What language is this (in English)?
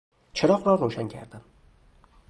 Persian